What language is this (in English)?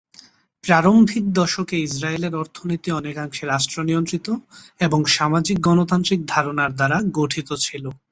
Bangla